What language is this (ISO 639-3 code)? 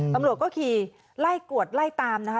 tha